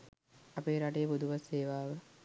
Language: Sinhala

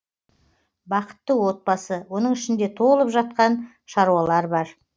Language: Kazakh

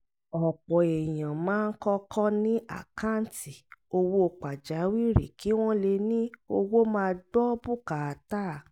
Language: Yoruba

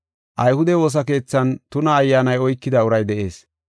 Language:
Gofa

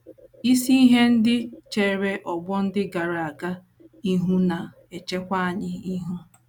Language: Igbo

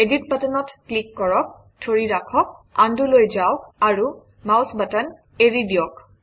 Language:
Assamese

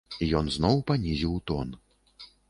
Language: Belarusian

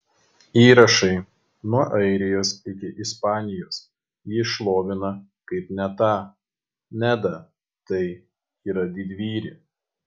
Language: Lithuanian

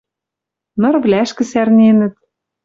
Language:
Western Mari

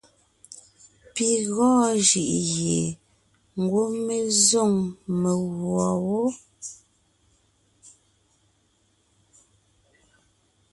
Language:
Ngiemboon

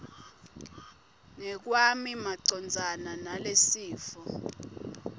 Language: Swati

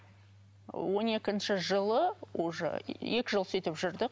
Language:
Kazakh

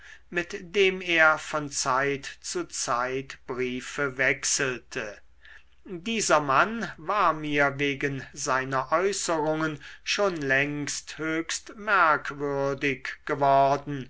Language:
German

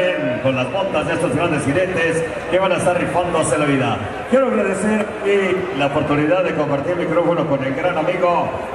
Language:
Spanish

